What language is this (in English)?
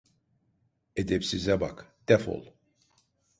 Turkish